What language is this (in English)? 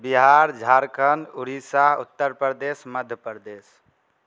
Maithili